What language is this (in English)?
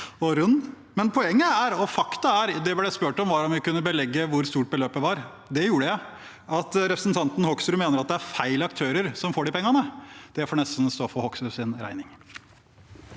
Norwegian